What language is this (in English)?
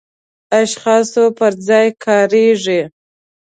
Pashto